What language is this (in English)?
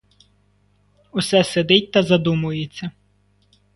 Ukrainian